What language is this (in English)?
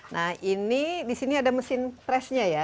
Indonesian